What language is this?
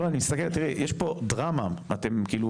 Hebrew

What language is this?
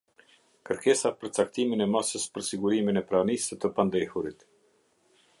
Albanian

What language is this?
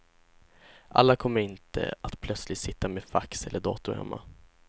Swedish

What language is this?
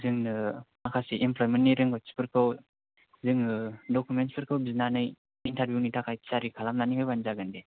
Bodo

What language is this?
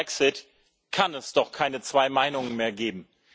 German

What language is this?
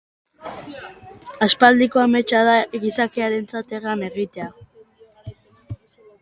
Basque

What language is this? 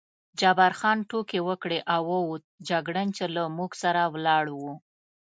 Pashto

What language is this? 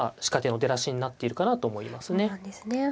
Japanese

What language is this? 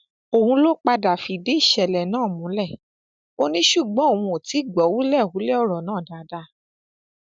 Yoruba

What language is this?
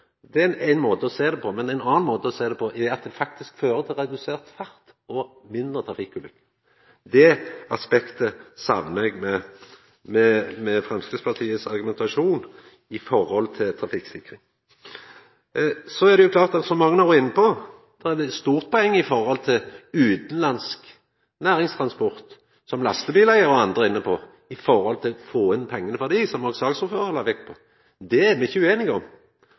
Norwegian Nynorsk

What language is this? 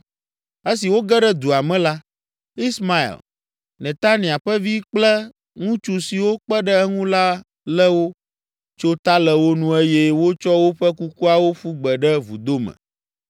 Ewe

